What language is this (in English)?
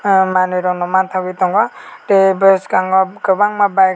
Kok Borok